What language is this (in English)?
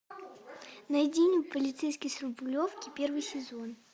Russian